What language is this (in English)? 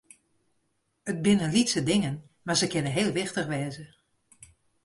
Western Frisian